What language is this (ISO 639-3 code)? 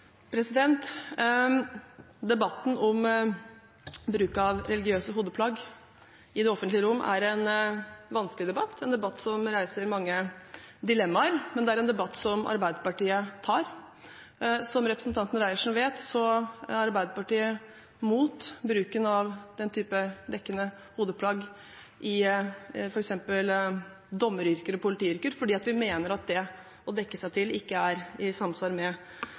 nor